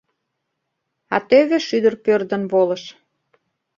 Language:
Mari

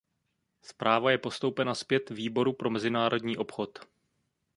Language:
Czech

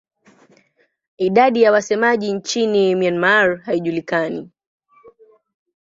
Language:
Swahili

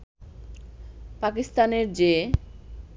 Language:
Bangla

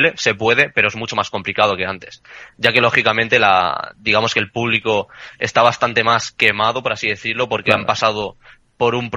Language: Spanish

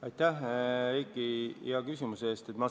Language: Estonian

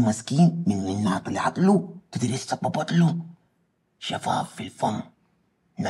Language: Arabic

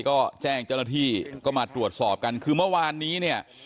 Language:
Thai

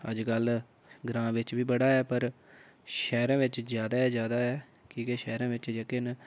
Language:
Dogri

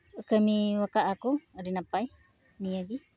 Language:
Santali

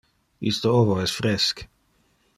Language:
Interlingua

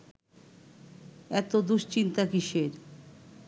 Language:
Bangla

